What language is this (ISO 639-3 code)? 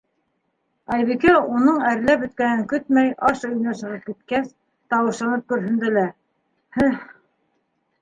bak